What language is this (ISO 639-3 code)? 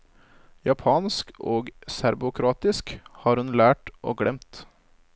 nor